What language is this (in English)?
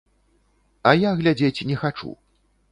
Belarusian